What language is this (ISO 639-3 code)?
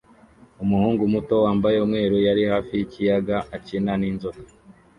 kin